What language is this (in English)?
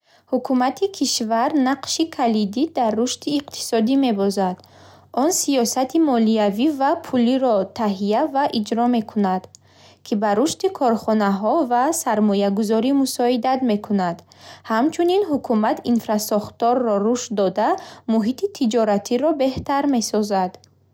Bukharic